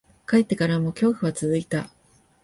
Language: Japanese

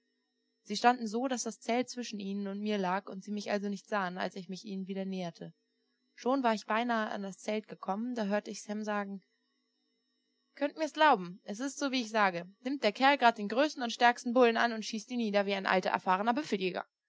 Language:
German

